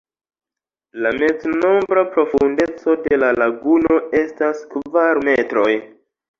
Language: Esperanto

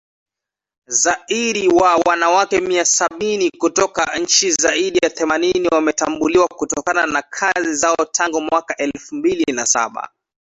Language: Swahili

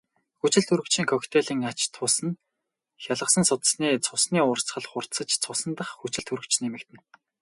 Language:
Mongolian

